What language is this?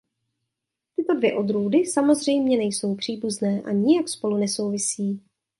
Czech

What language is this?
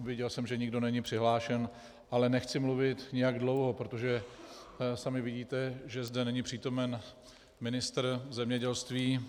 Czech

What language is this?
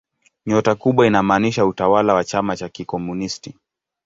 Swahili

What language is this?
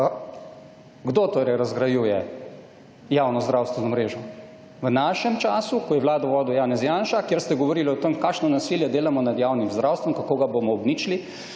Slovenian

